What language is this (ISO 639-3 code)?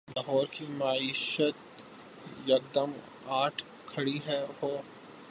urd